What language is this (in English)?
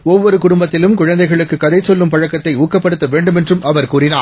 Tamil